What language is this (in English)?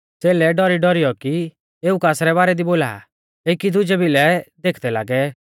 Mahasu Pahari